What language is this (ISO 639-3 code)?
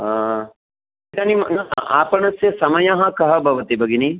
san